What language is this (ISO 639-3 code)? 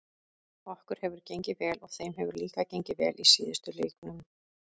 isl